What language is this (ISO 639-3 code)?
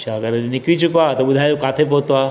snd